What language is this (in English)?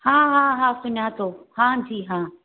Sindhi